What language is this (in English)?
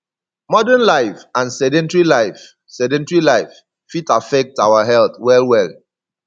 Nigerian Pidgin